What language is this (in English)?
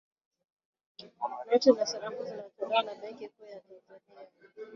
Swahili